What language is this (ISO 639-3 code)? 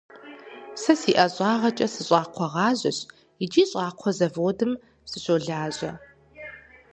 kbd